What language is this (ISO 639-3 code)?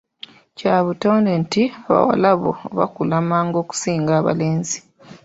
lug